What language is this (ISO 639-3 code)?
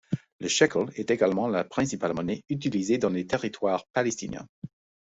fra